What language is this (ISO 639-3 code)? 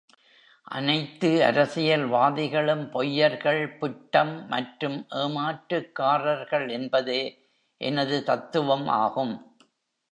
tam